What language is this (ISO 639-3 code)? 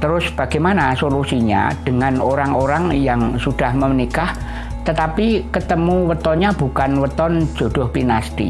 ind